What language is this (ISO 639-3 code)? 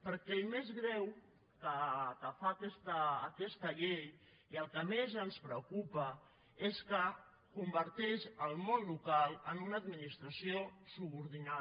cat